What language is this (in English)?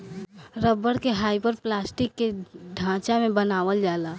Bhojpuri